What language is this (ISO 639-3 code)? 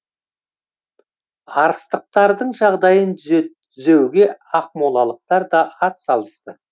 kaz